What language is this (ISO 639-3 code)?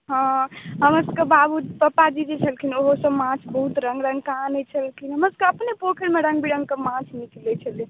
mai